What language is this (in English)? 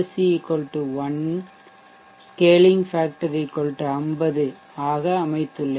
Tamil